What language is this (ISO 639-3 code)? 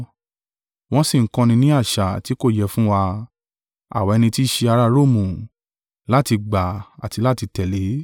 yor